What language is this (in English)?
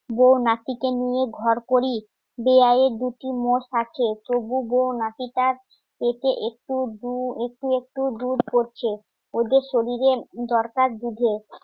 Bangla